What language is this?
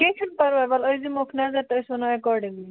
Kashmiri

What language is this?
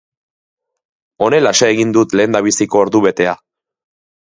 Basque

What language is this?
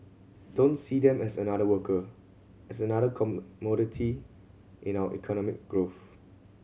English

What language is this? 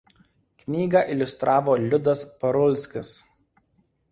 Lithuanian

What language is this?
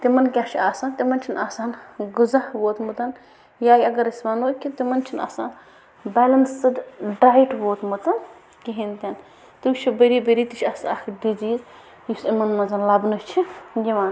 Kashmiri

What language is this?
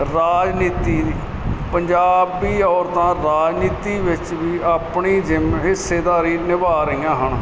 Punjabi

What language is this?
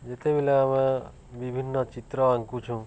Odia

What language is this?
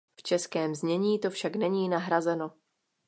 Czech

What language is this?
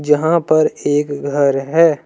Hindi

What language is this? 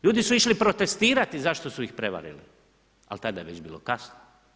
Croatian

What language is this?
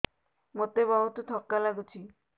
Odia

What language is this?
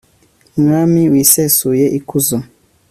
Kinyarwanda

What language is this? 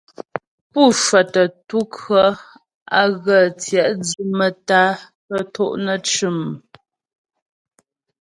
Ghomala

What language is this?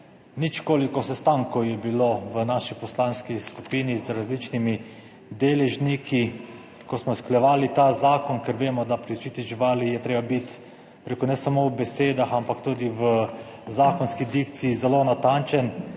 Slovenian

